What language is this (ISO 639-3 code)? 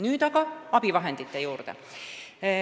est